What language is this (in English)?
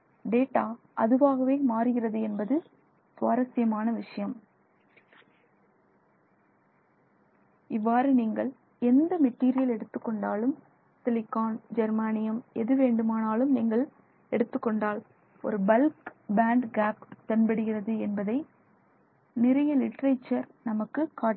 Tamil